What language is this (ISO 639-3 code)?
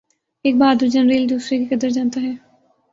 urd